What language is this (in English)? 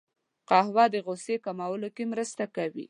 Pashto